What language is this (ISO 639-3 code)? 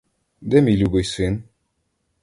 ukr